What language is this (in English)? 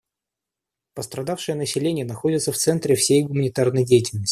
Russian